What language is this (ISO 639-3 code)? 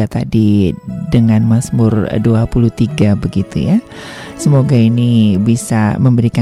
ind